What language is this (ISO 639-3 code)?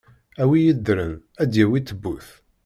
kab